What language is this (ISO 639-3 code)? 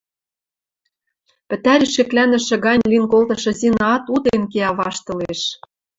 mrj